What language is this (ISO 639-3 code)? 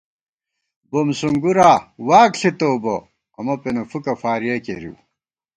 gwt